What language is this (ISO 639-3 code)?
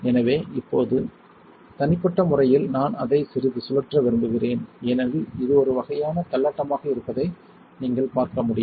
tam